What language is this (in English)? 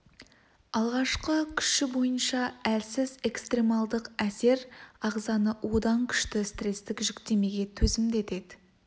Kazakh